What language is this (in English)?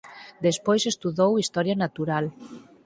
Galician